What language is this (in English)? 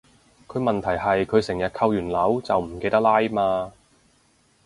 Cantonese